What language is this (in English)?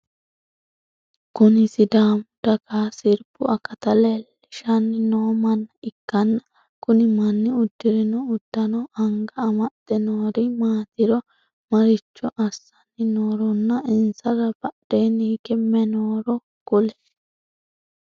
Sidamo